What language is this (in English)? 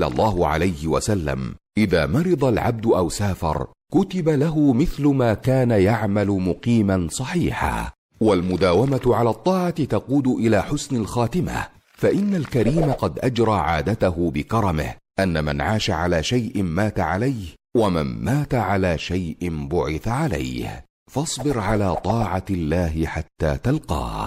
Arabic